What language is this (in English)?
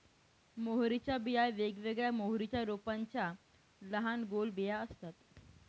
Marathi